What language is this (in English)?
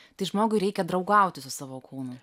Lithuanian